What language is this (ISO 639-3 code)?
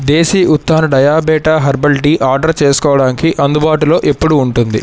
tel